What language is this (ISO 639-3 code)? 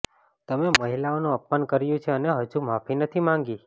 guj